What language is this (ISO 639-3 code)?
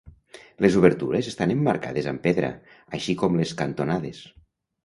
cat